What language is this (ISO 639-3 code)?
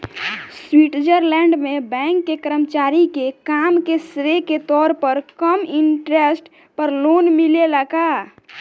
bho